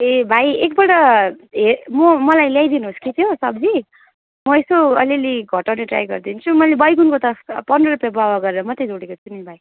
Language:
Nepali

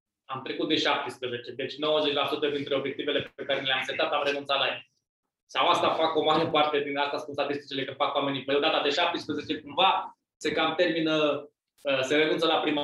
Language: Romanian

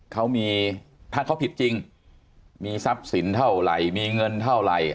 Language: Thai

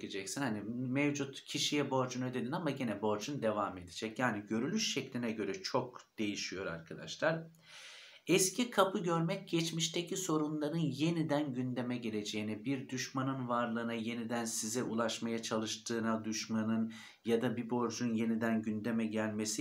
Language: Turkish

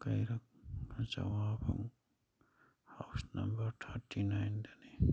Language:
Manipuri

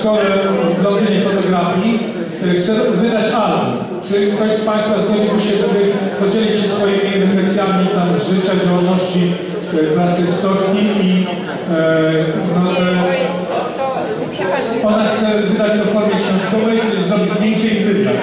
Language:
Polish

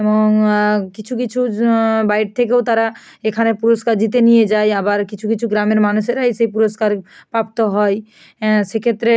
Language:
Bangla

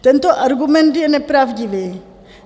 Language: Czech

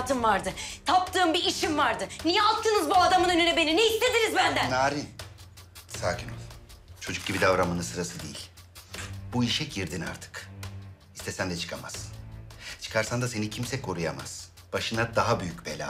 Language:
Turkish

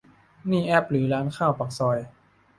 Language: Thai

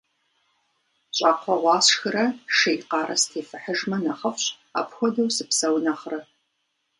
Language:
Kabardian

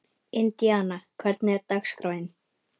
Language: Icelandic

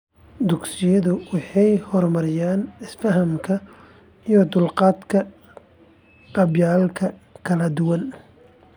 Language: Somali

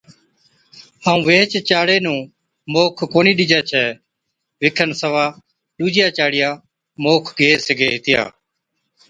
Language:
Od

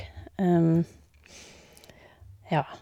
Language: Norwegian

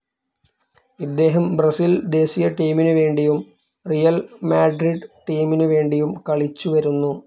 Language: Malayalam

